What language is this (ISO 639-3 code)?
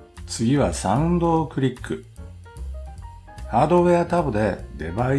jpn